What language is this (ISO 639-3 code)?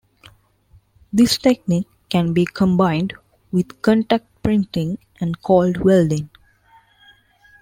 eng